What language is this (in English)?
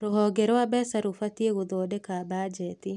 Kikuyu